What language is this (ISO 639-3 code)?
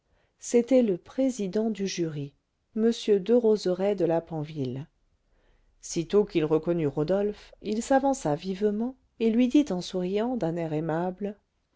fra